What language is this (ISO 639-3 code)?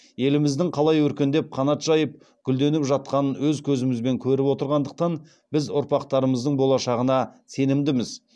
kaz